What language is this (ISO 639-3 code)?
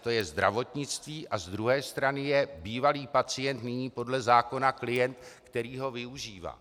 ces